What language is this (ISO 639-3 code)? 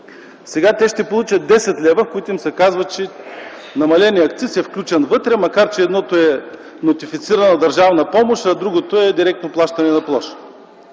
bul